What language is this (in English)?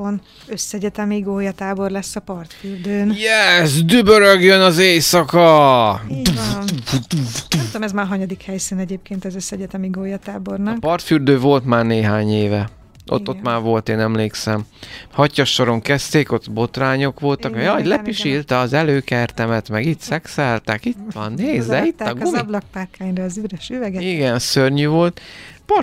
Hungarian